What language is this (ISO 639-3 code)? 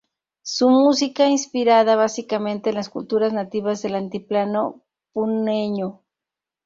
spa